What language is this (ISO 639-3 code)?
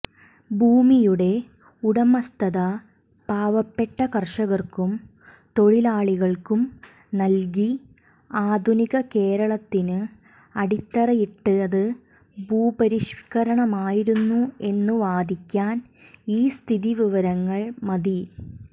mal